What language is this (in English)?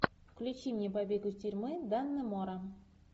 Russian